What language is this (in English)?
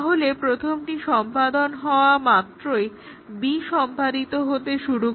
Bangla